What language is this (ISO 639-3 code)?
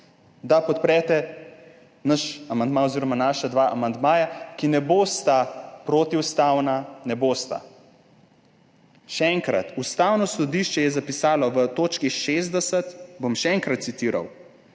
slv